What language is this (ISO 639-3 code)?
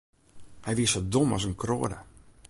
fry